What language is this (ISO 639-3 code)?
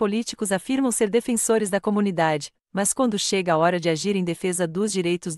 por